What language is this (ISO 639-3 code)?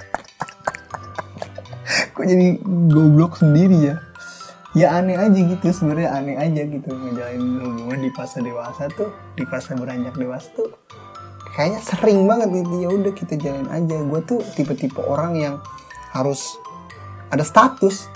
ind